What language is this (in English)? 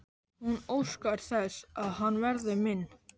Icelandic